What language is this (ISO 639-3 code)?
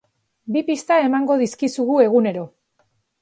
eus